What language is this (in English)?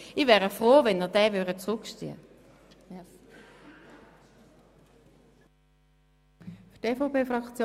Swiss German